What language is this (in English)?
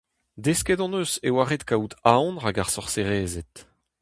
Breton